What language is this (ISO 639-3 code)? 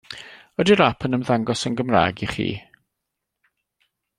cym